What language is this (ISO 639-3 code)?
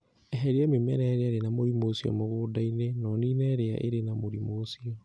kik